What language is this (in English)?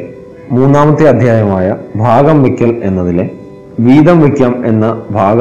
Malayalam